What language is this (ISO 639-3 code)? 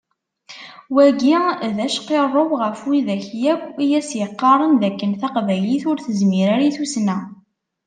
kab